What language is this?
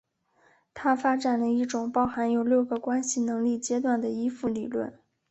Chinese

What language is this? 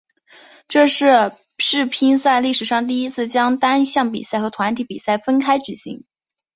Chinese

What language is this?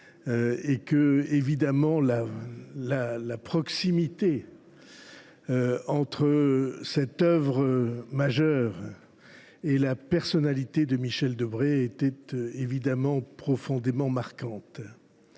French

